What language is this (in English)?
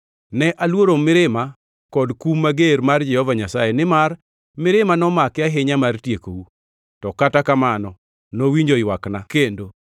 Luo (Kenya and Tanzania)